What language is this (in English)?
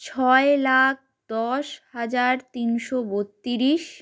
Bangla